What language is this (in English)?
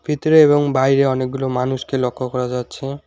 Bangla